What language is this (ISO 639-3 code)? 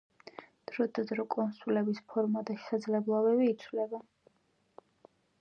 kat